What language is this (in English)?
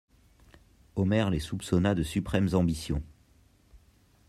French